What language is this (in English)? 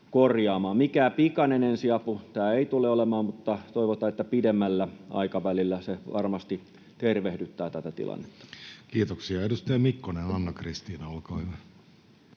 Finnish